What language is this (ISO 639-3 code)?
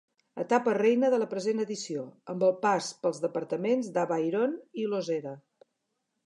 cat